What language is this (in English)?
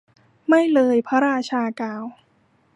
Thai